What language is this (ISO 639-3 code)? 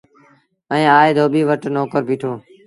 sbn